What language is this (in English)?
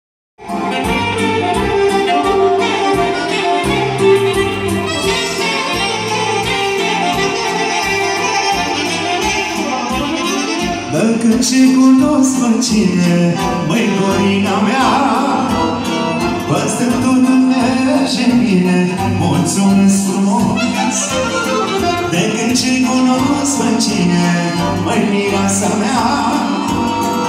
Romanian